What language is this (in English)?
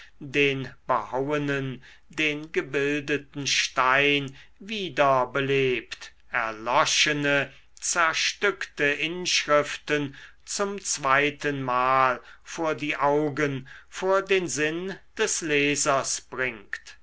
German